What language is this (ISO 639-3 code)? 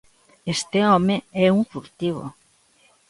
glg